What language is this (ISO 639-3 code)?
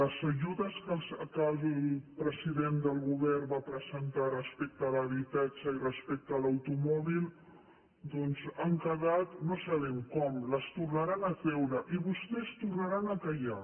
cat